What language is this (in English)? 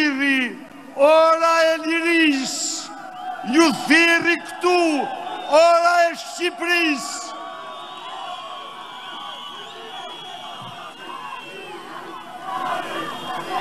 Romanian